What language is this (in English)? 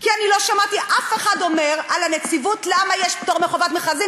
Hebrew